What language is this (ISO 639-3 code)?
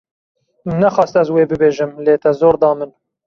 kur